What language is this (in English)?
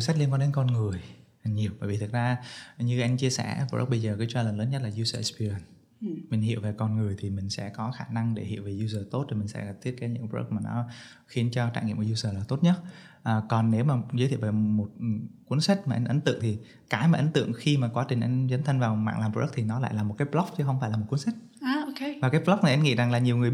Vietnamese